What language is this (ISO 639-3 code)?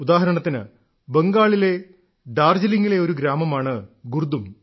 mal